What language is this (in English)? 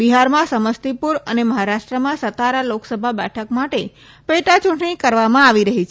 Gujarati